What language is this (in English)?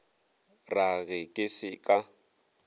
Northern Sotho